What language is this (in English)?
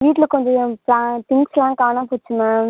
Tamil